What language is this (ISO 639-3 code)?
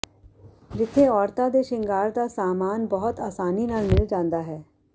pan